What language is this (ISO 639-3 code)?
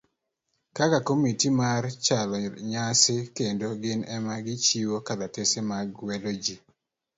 luo